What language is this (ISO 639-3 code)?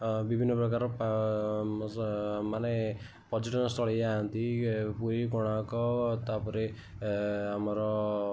ori